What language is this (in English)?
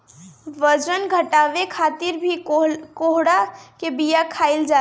Bhojpuri